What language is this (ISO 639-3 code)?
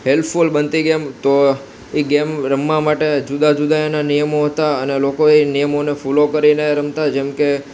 guj